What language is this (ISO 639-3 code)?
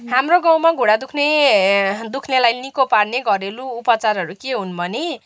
nep